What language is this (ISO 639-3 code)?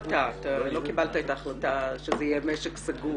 heb